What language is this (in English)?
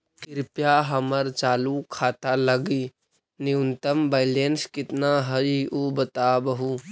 Magahi